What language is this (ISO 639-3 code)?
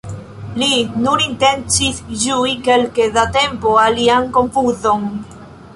epo